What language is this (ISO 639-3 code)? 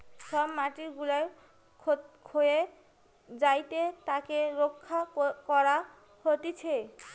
ben